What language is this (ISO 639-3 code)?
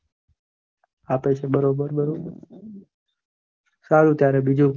guj